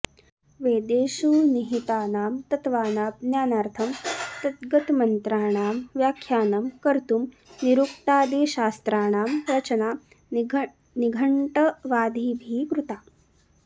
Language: Sanskrit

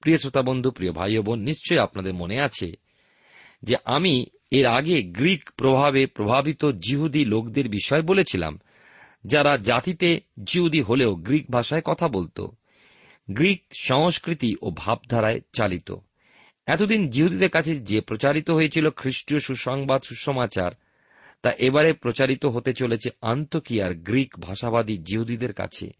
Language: Bangla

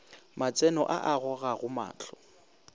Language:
Northern Sotho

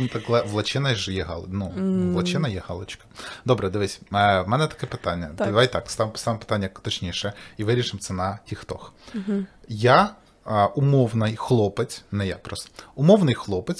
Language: Ukrainian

